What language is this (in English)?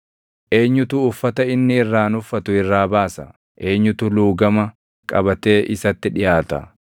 Oromo